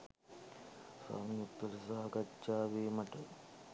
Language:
Sinhala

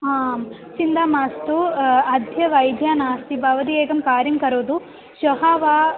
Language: Sanskrit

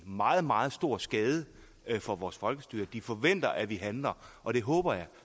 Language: Danish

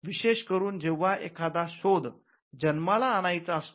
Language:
Marathi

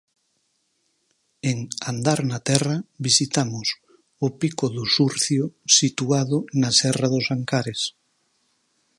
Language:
Galician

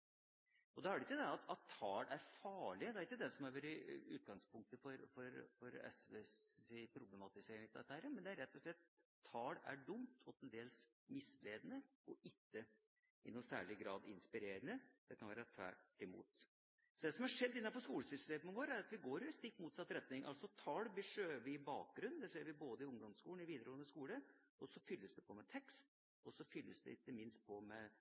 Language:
Norwegian Bokmål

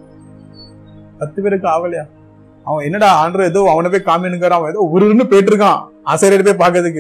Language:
Tamil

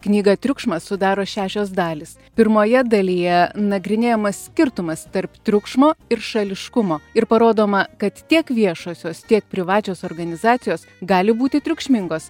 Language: Lithuanian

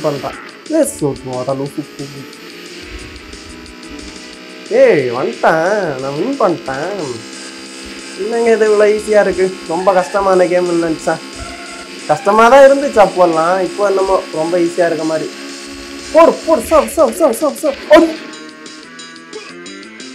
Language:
Arabic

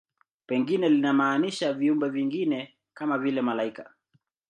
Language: Swahili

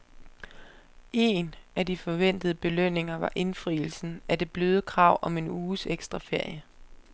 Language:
Danish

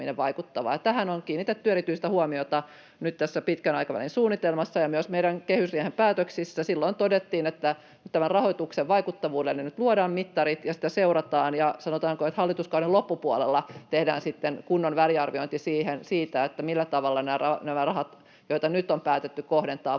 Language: Finnish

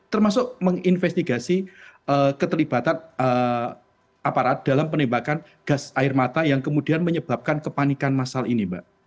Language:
Indonesian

